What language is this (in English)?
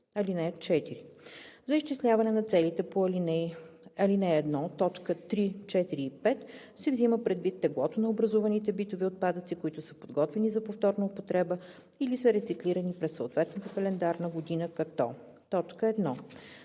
Bulgarian